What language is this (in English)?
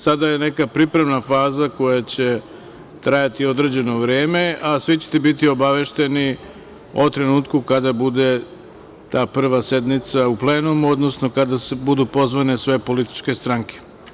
Serbian